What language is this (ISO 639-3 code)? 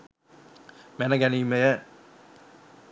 sin